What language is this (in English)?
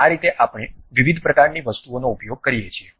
Gujarati